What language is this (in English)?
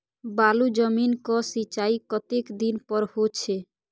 Maithili